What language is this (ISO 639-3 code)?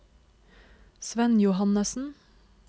nor